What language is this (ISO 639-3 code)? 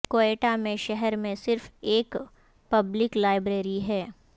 urd